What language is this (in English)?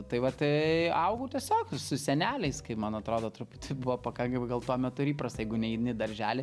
Lithuanian